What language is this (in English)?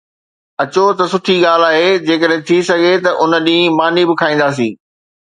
Sindhi